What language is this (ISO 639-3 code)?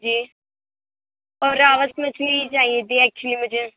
urd